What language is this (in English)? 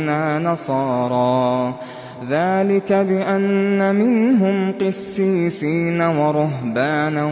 Arabic